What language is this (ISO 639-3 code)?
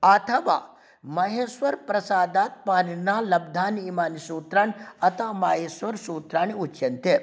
san